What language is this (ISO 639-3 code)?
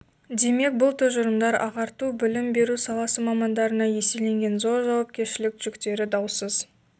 kaz